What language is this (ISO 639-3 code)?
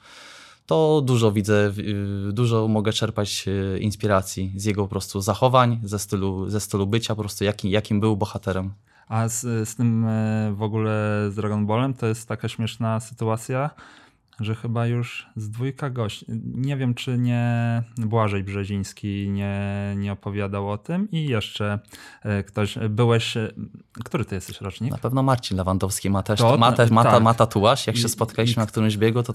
pol